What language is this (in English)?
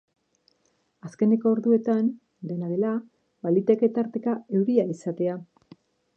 Basque